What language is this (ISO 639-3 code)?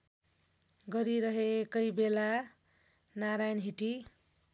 nep